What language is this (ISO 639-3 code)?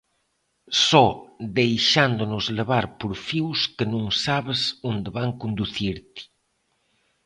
glg